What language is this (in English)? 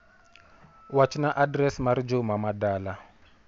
Luo (Kenya and Tanzania)